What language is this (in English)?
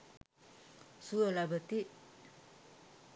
Sinhala